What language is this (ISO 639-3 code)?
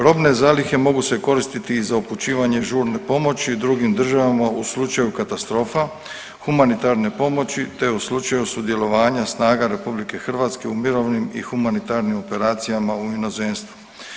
hrv